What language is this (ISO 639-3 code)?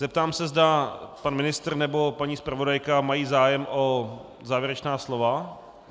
ces